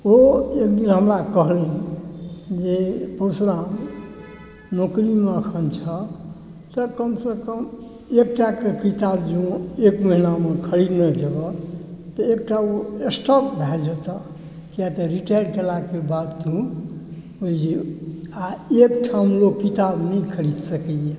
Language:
Maithili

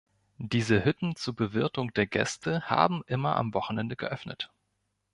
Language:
German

